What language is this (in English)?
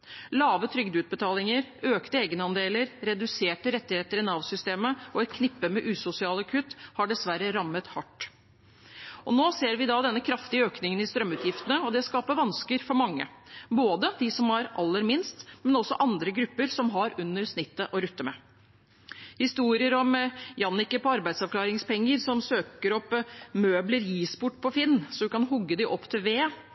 Norwegian Bokmål